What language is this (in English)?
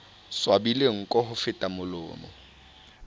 Southern Sotho